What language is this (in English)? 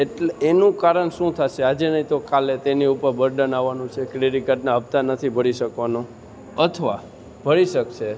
Gujarati